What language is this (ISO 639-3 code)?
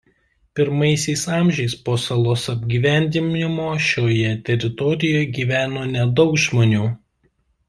lit